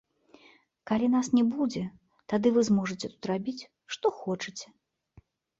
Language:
Belarusian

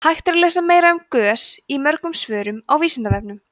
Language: Icelandic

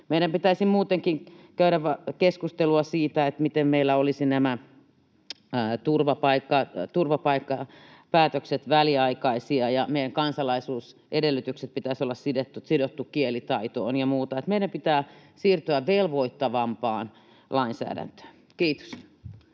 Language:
Finnish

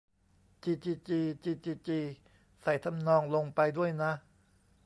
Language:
Thai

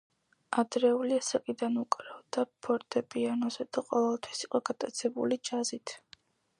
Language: Georgian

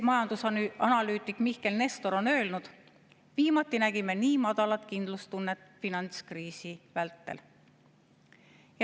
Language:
Estonian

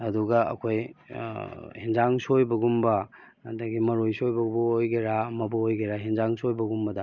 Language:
Manipuri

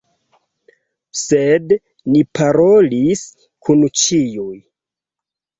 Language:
Esperanto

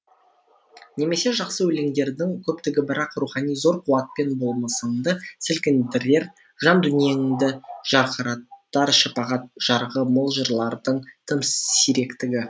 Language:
Kazakh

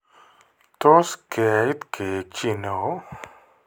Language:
Kalenjin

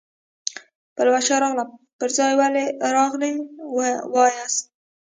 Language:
Pashto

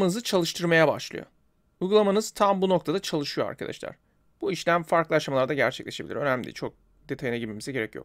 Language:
Turkish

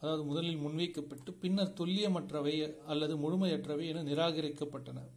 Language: Tamil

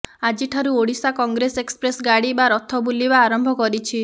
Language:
Odia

